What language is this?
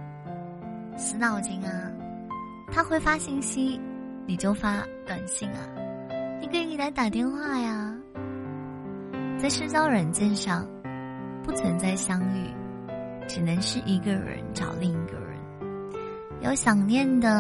Chinese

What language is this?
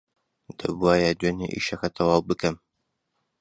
Central Kurdish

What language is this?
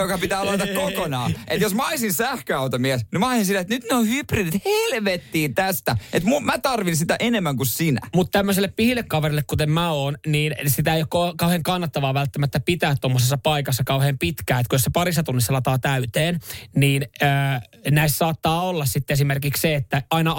Finnish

